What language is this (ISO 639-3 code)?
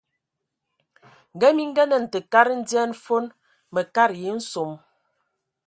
ewo